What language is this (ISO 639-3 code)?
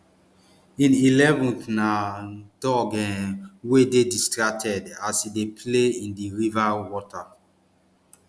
pcm